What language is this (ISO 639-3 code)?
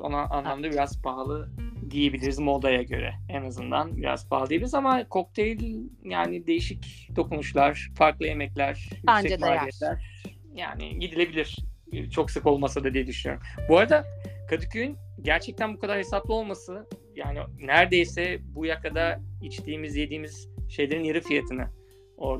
tur